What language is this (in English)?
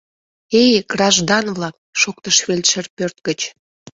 Mari